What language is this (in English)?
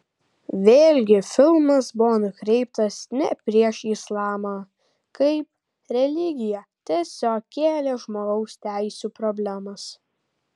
Lithuanian